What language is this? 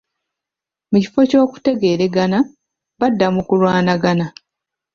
Ganda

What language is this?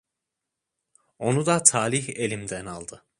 Turkish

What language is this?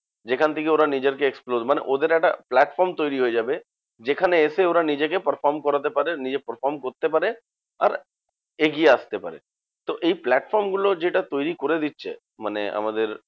Bangla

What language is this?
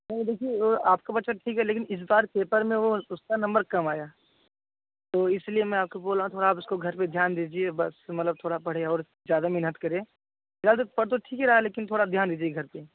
Hindi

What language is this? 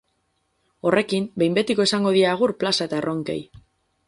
Basque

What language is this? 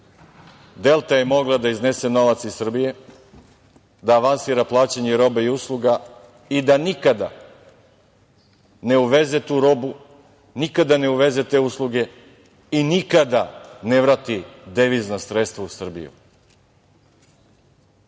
Serbian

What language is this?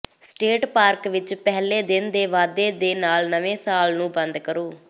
Punjabi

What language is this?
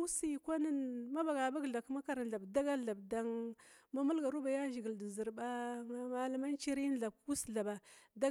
Glavda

